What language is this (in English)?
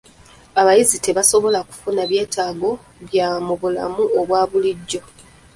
Ganda